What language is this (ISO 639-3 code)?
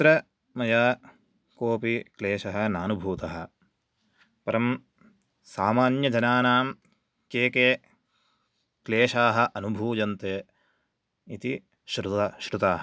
san